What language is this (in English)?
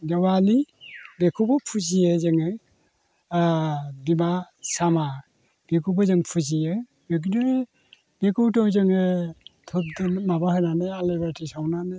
Bodo